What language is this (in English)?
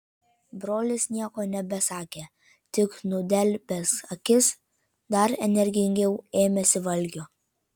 Lithuanian